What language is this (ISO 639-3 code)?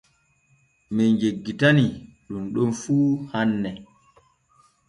fue